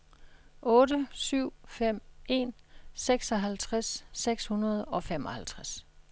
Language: Danish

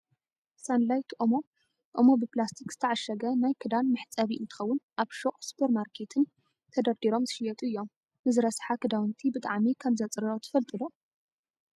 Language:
Tigrinya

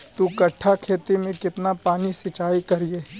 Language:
Magahi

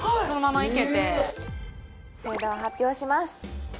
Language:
Japanese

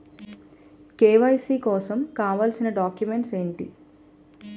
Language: Telugu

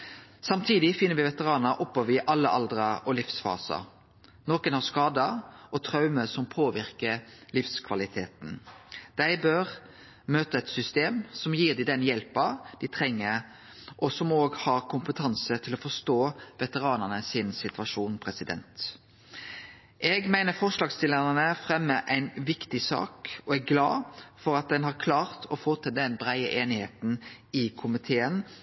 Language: Norwegian Nynorsk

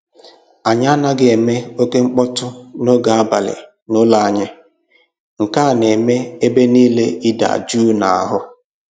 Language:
Igbo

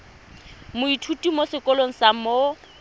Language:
Tswana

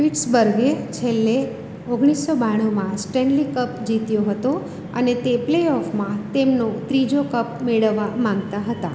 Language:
Gujarati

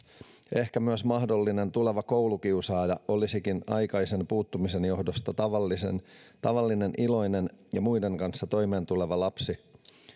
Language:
Finnish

